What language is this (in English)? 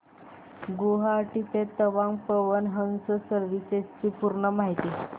Marathi